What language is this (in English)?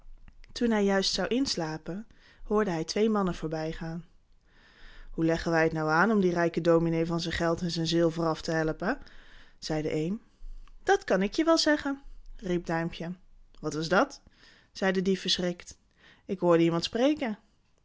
Dutch